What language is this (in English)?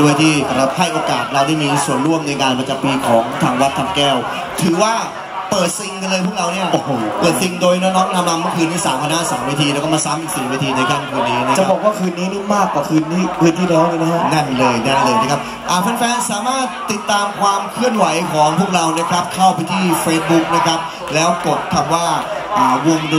Thai